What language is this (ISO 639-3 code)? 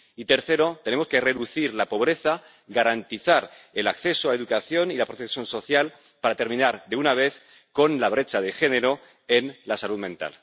spa